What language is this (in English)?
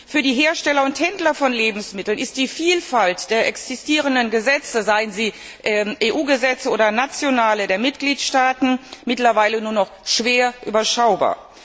German